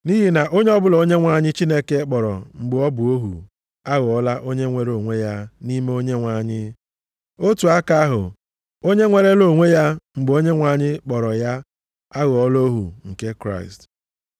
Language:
Igbo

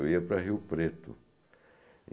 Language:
Portuguese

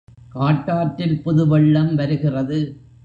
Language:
Tamil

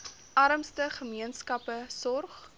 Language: Afrikaans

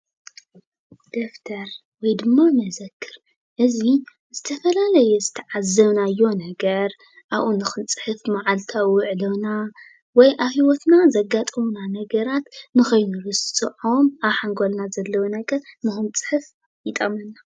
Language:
Tigrinya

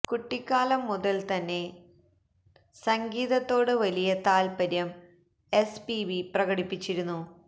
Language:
Malayalam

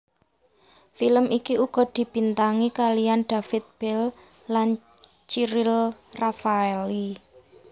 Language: Javanese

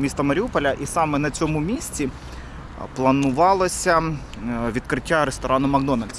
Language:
Ukrainian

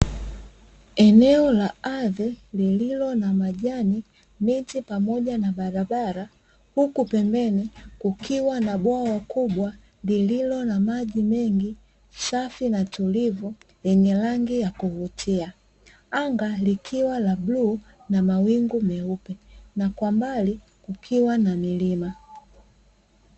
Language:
Swahili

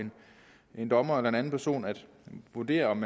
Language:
Danish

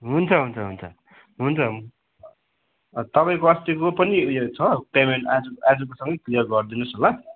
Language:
Nepali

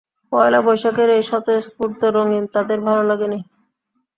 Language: Bangla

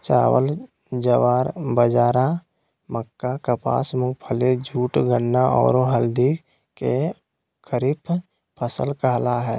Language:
Magahi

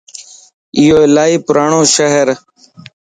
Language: Lasi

